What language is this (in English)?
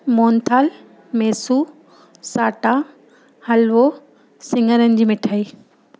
Sindhi